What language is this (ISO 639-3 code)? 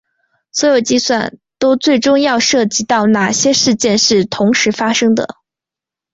zho